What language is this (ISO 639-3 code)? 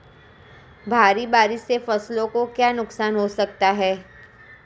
hin